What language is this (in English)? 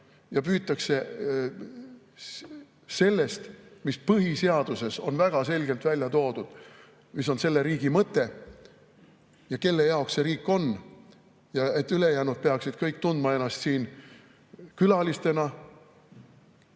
Estonian